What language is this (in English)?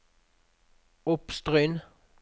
Norwegian